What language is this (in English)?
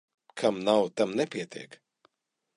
Latvian